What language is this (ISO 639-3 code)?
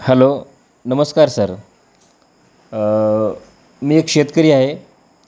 mar